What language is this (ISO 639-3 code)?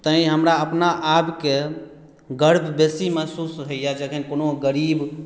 mai